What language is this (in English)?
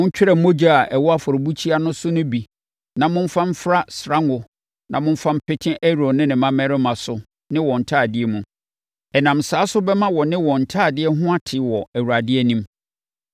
Akan